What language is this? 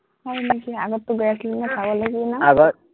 Assamese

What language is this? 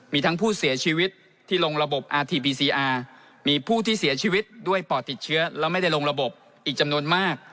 Thai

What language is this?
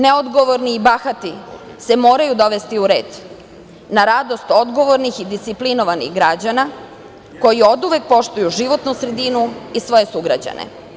Serbian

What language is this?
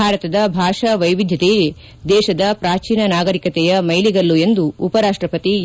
Kannada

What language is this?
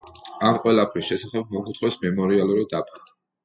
Georgian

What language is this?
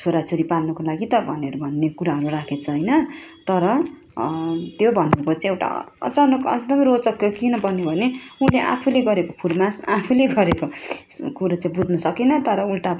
Nepali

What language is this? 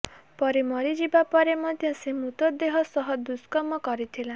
Odia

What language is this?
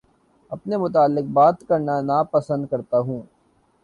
Urdu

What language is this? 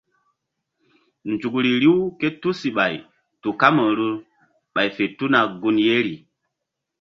Mbum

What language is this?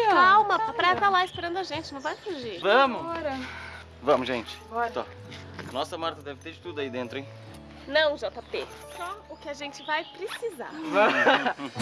Portuguese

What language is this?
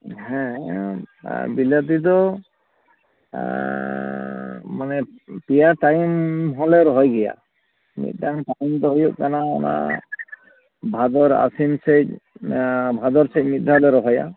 Santali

